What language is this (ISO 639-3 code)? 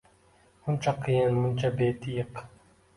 uzb